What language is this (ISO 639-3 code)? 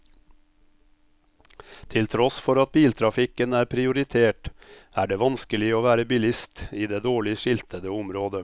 nor